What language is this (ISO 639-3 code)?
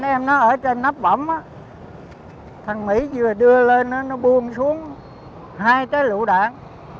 vie